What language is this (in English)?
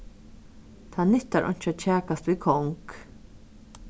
Faroese